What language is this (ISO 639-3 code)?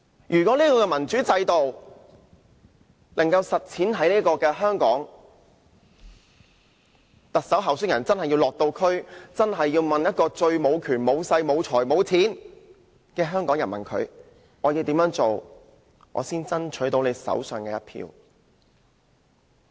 yue